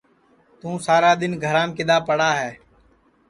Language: Sansi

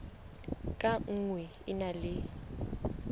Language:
Southern Sotho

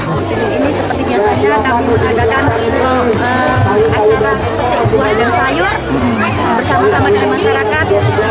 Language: Indonesian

